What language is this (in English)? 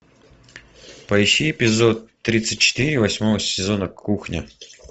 Russian